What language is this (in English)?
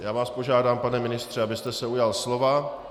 Czech